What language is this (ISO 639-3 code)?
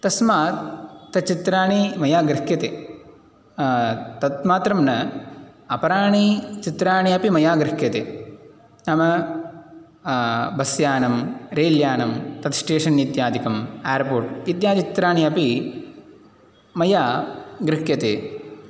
san